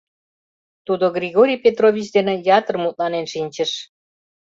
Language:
Mari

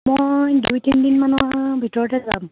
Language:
Assamese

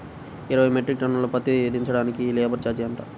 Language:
Telugu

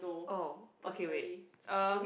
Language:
English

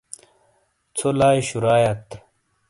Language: Shina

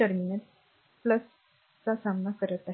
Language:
Marathi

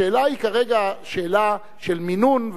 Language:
Hebrew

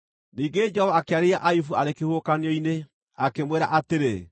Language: Kikuyu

